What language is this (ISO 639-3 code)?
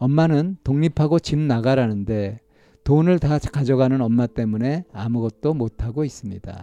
kor